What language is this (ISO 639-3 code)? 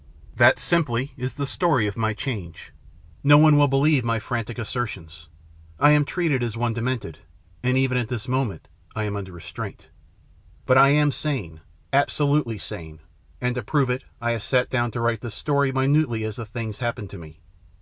eng